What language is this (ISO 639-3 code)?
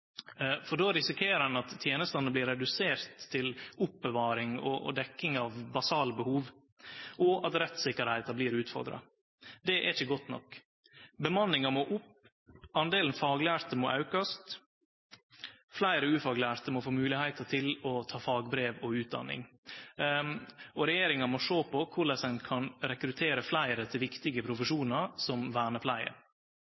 nno